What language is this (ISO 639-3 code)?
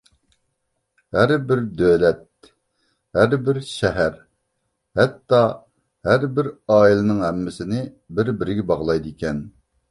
uig